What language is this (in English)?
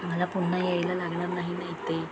Marathi